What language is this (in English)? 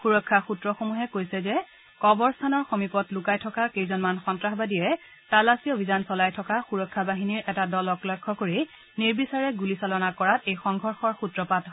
Assamese